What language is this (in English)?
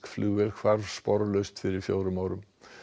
Icelandic